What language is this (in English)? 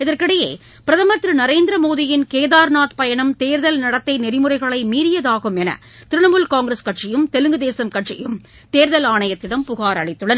Tamil